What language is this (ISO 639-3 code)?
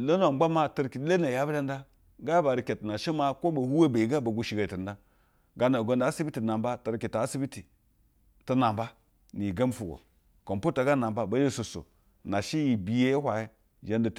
bzw